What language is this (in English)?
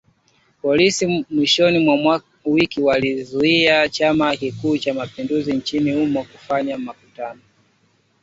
Swahili